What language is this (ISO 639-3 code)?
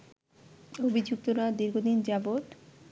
ben